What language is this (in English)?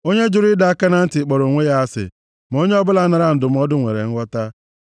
Igbo